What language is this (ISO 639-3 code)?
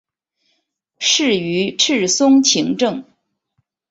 zho